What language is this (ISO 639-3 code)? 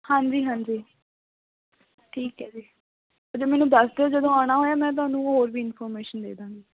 pan